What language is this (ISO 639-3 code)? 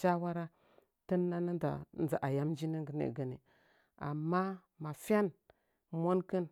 nja